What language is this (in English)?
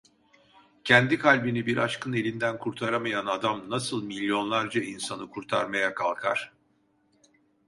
Turkish